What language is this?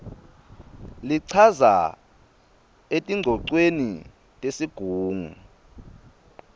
Swati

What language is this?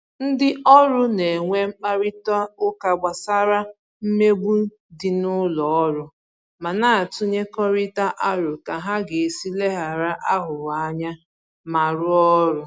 Igbo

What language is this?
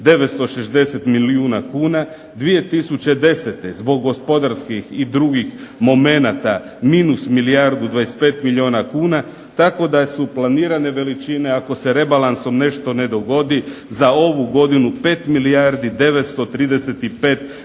Croatian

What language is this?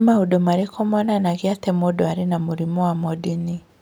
Kikuyu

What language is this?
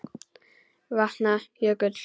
Icelandic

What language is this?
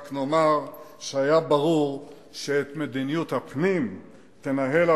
Hebrew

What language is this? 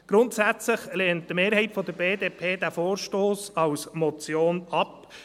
Swiss German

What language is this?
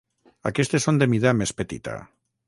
Catalan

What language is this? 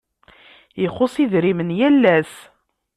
Kabyle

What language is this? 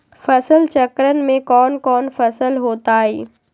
Magahi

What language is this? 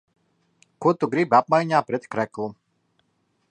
Latvian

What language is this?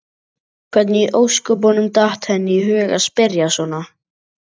Icelandic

